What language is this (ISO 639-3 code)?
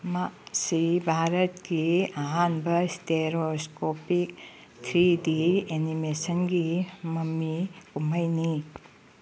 mni